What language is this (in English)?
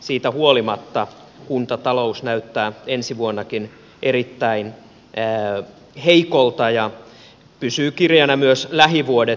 Finnish